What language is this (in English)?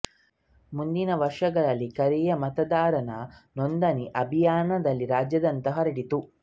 Kannada